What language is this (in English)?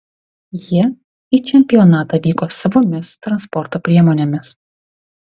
Lithuanian